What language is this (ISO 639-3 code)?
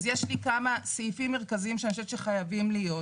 heb